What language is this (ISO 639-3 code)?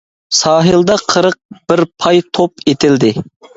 uig